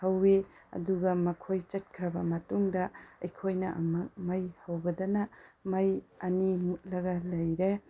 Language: Manipuri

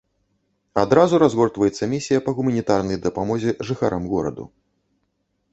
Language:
Belarusian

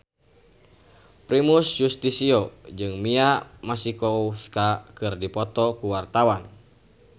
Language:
Sundanese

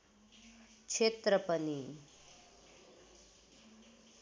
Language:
Nepali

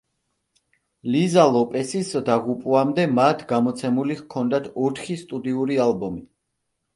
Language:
Georgian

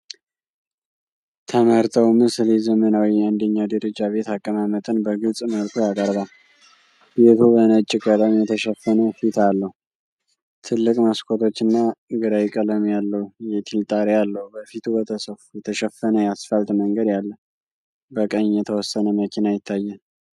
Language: Amharic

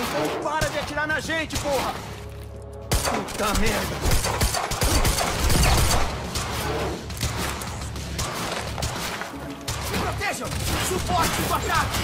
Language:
Portuguese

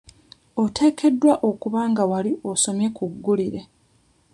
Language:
Ganda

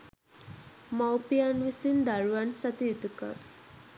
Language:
Sinhala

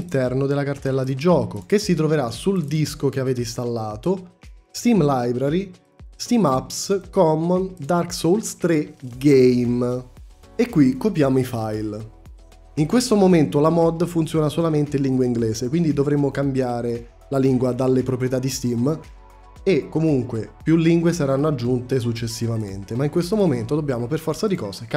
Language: Italian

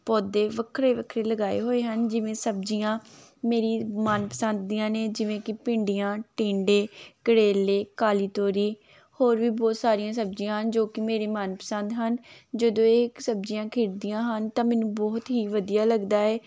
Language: Punjabi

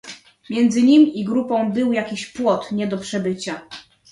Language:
Polish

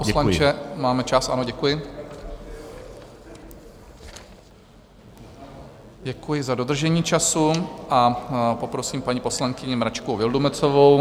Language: Czech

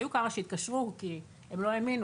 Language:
Hebrew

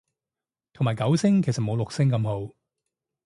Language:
Cantonese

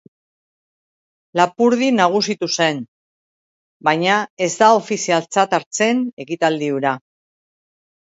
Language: Basque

